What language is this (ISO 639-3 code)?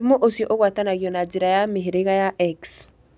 kik